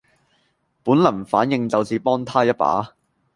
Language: Cantonese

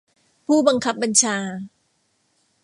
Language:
Thai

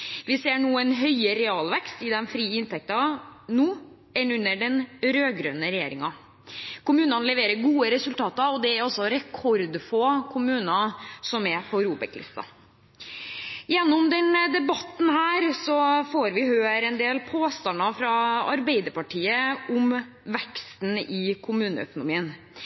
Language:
Norwegian Bokmål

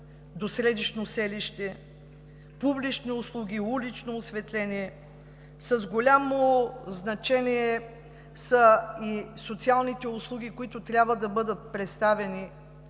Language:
Bulgarian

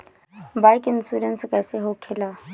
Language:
Bhojpuri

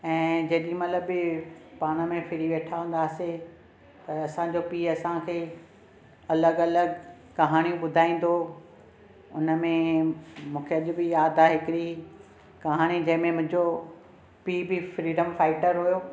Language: Sindhi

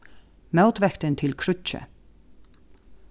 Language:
Faroese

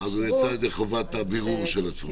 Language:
Hebrew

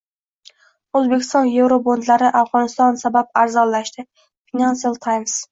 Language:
Uzbek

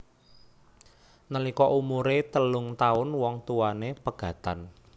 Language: Javanese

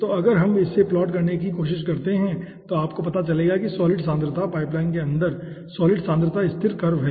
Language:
Hindi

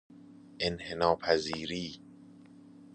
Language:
Persian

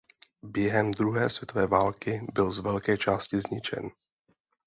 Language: Czech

